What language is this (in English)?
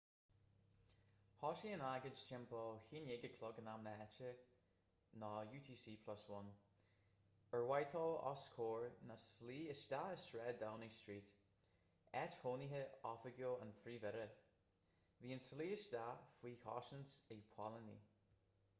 Irish